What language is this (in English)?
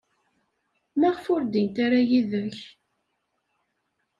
Kabyle